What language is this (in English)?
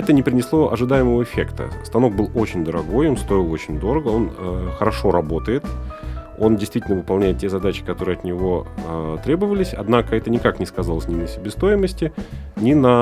Russian